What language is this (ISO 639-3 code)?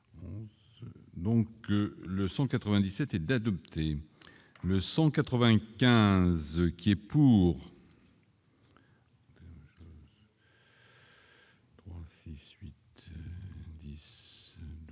fra